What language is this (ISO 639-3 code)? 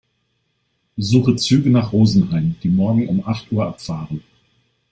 deu